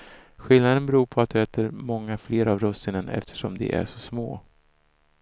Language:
Swedish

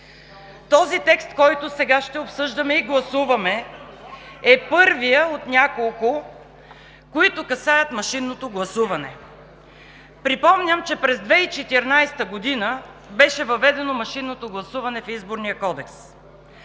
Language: Bulgarian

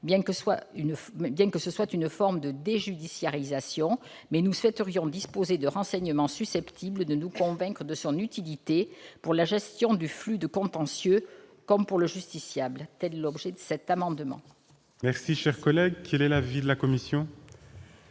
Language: French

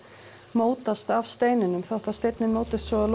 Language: Icelandic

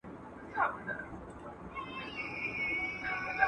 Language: Pashto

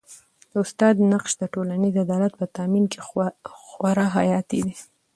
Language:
Pashto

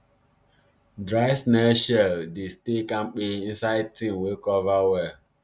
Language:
Nigerian Pidgin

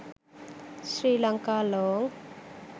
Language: Sinhala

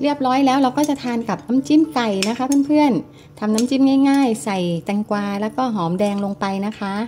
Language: Thai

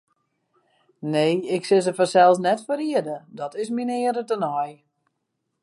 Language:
Western Frisian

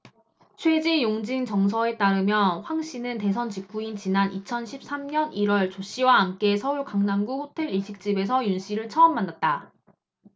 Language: Korean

